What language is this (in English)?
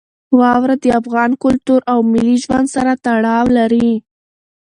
Pashto